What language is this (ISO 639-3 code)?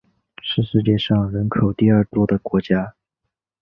zho